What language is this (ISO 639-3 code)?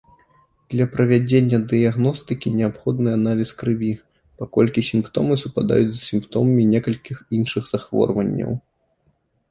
bel